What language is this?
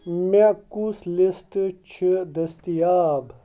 Kashmiri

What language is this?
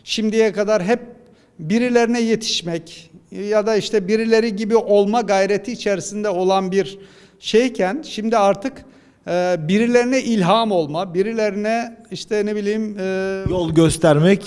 Turkish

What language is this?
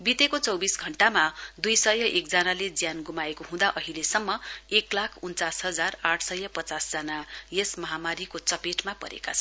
Nepali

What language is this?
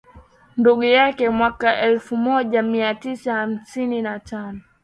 Swahili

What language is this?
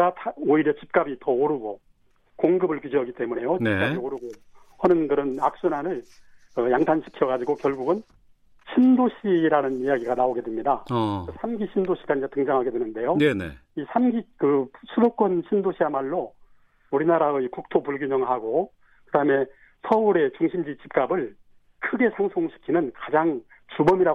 Korean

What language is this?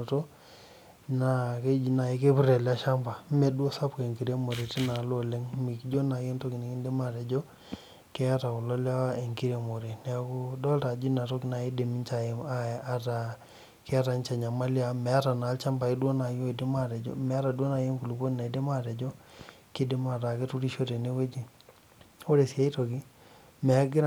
Masai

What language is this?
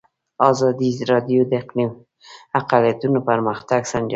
Pashto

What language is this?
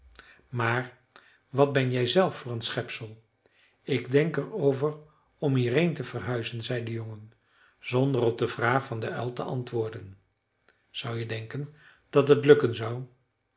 Dutch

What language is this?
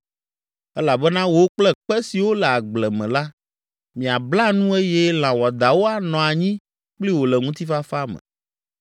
Ewe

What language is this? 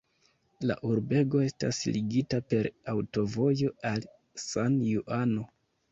Esperanto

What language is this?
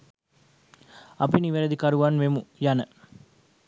Sinhala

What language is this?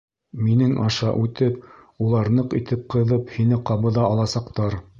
Bashkir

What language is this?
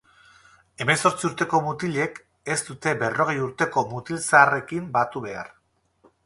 Basque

